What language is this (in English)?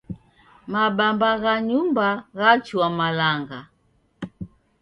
Taita